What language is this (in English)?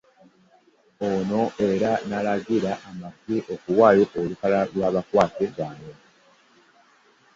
Ganda